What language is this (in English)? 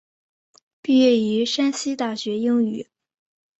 Chinese